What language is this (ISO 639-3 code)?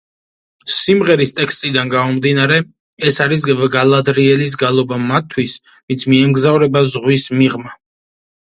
kat